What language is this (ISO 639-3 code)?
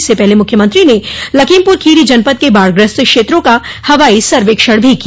hin